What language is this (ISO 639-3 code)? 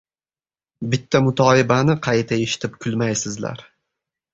uzb